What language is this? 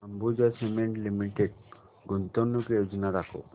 Marathi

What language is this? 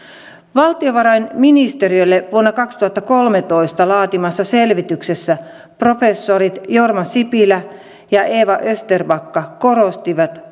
Finnish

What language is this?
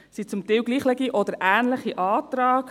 Swiss German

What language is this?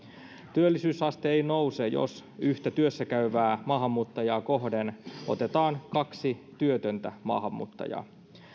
Finnish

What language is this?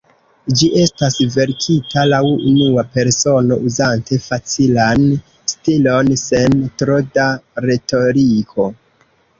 Esperanto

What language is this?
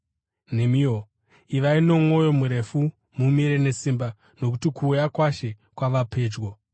Shona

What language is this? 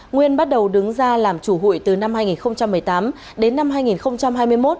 Vietnamese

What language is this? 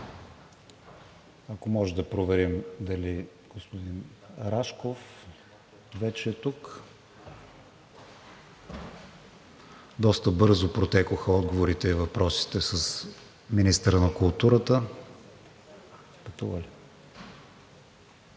Bulgarian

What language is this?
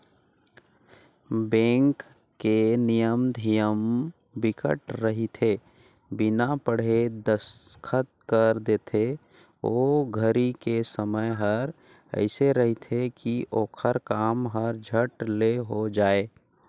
Chhattisgarhi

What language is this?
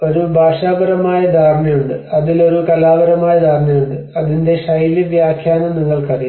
Malayalam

